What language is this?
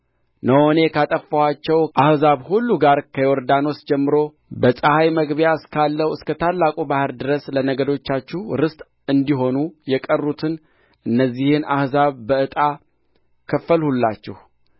Amharic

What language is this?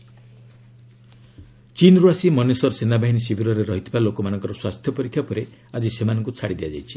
Odia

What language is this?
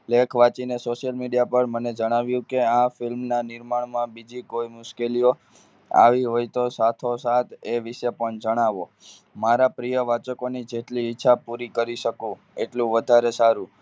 Gujarati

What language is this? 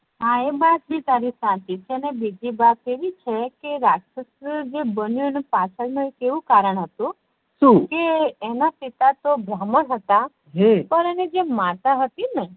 Gujarati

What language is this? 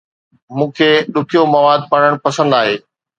Sindhi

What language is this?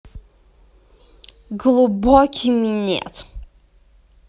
Russian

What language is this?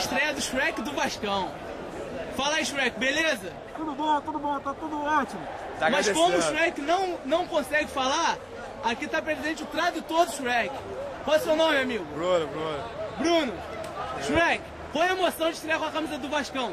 Portuguese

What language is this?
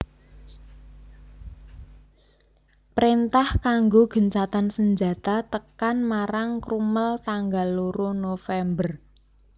Javanese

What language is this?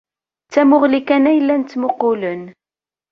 Kabyle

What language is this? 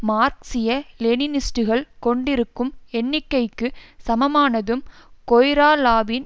Tamil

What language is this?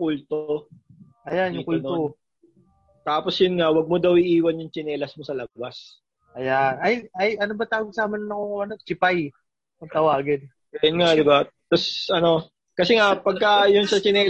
Filipino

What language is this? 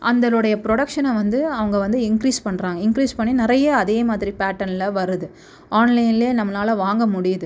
Tamil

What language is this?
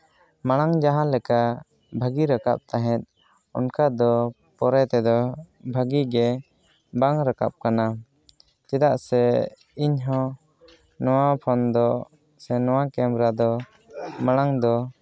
Santali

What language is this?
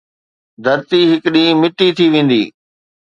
Sindhi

